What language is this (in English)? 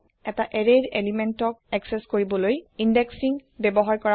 Assamese